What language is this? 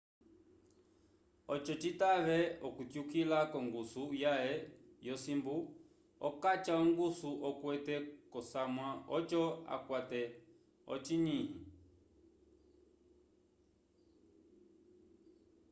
Umbundu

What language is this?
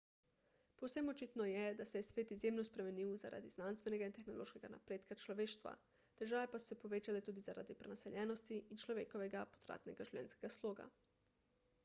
Slovenian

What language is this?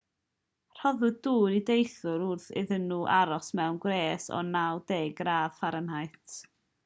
Welsh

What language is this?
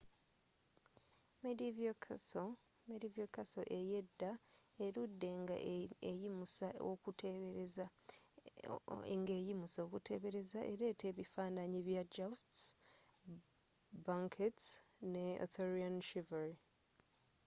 Ganda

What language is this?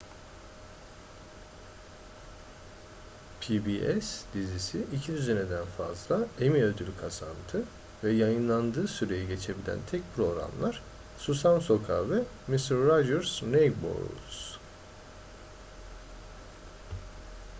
Turkish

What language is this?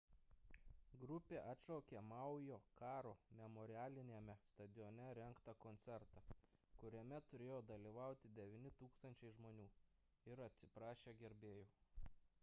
Lithuanian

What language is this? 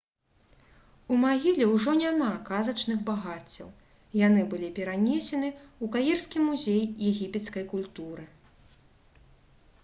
Belarusian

